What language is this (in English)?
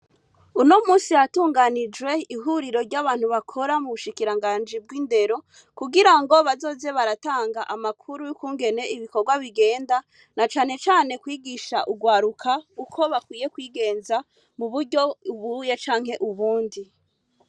Rundi